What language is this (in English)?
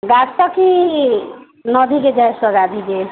Odia